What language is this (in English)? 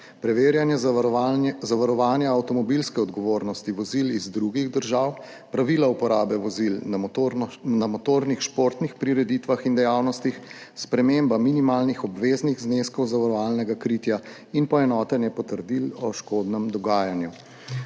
Slovenian